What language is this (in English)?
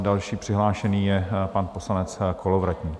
Czech